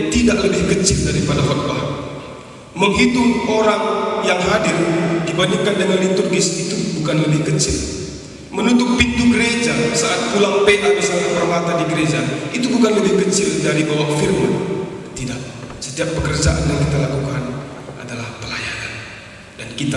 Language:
Indonesian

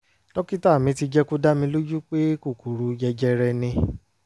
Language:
Yoruba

